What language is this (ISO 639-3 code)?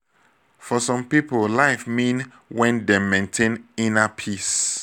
pcm